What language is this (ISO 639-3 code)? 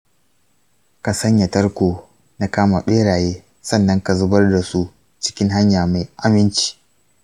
hau